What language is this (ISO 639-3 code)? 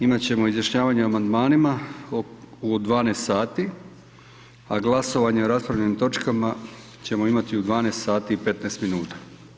hrv